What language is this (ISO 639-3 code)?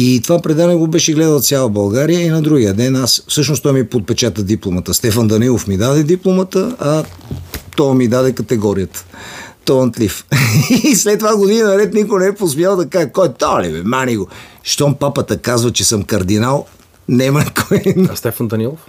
bul